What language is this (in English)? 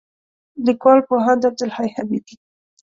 Pashto